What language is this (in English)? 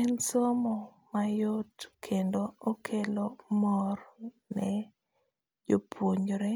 Luo (Kenya and Tanzania)